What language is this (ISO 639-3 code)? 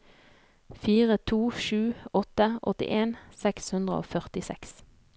nor